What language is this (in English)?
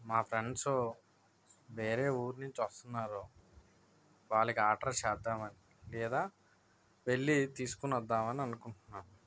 Telugu